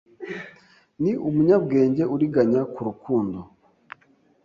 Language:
Kinyarwanda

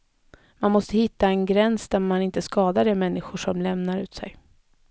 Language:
Swedish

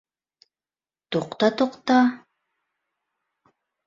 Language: Bashkir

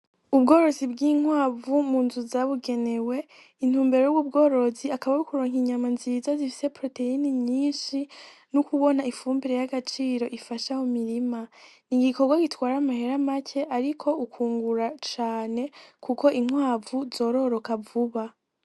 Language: Rundi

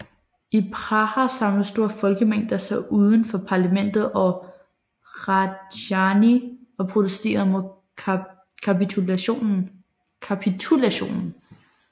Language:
Danish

